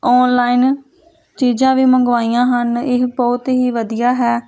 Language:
Punjabi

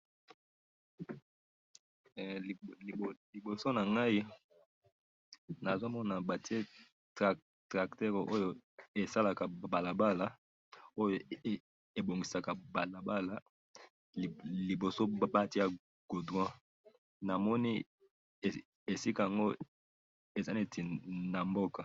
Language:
Lingala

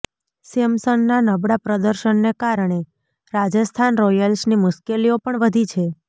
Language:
Gujarati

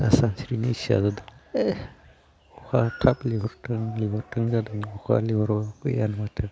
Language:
Bodo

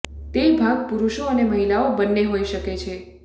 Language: Gujarati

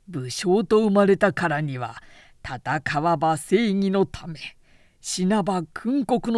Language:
Japanese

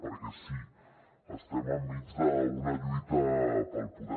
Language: Catalan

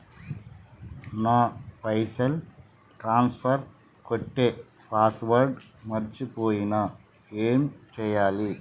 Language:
Telugu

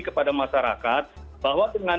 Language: Indonesian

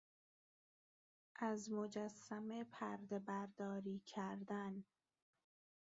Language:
Persian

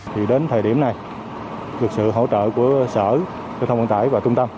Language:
Vietnamese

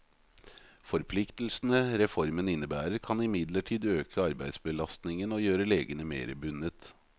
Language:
Norwegian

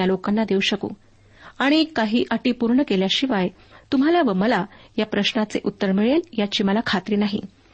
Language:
Marathi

